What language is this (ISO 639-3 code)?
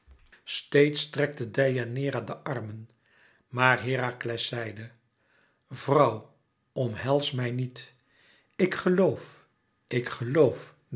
nld